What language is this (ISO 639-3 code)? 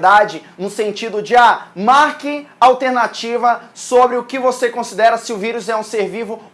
por